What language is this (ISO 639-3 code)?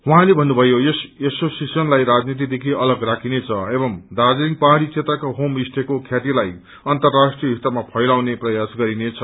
nep